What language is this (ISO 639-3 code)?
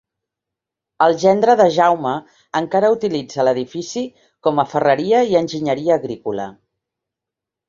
cat